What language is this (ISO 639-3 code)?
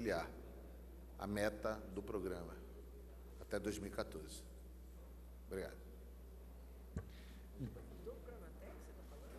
por